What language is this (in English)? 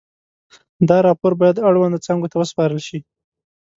Pashto